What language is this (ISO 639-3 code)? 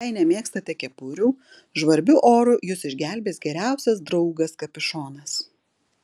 lit